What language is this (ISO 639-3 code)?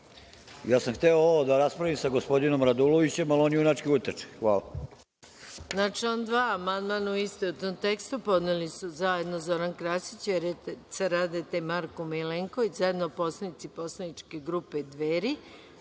srp